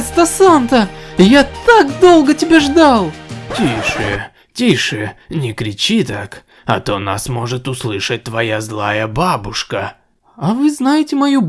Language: Russian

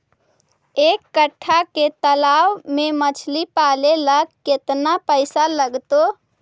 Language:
Magahi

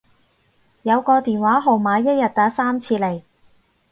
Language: Cantonese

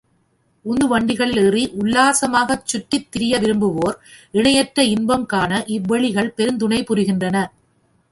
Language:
Tamil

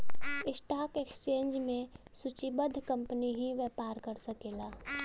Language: Bhojpuri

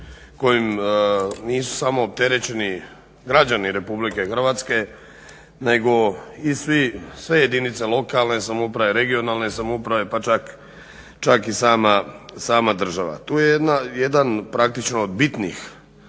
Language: Croatian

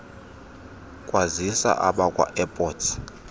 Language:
Xhosa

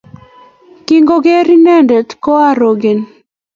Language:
Kalenjin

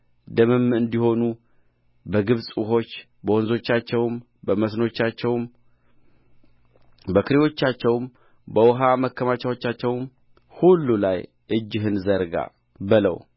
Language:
Amharic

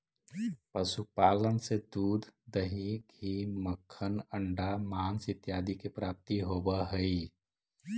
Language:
Magahi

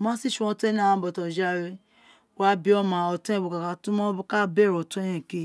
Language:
Isekiri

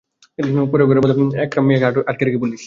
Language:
Bangla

